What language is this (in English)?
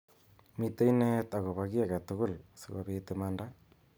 Kalenjin